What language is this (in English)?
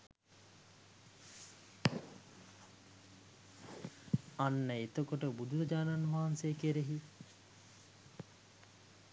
Sinhala